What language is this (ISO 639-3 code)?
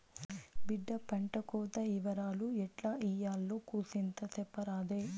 tel